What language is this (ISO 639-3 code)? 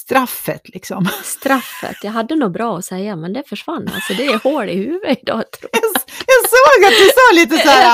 swe